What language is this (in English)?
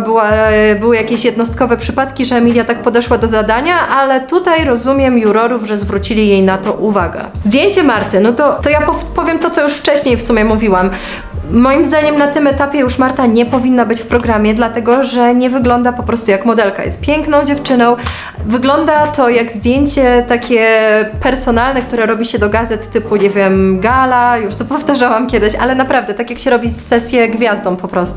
Polish